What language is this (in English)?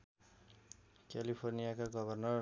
Nepali